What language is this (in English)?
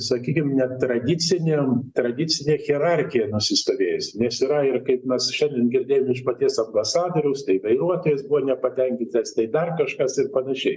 Lithuanian